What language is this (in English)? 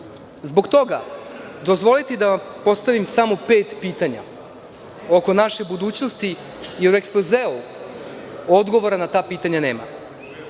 Serbian